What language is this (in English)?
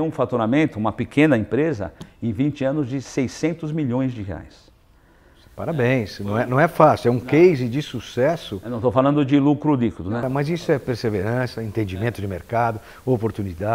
Portuguese